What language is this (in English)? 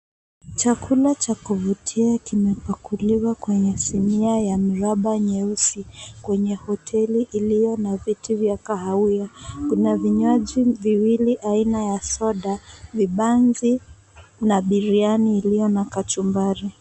Swahili